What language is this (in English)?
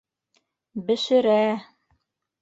Bashkir